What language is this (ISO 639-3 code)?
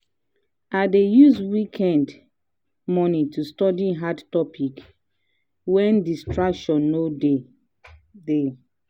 pcm